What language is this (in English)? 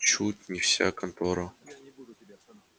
Russian